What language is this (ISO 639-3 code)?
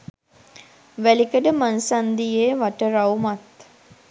sin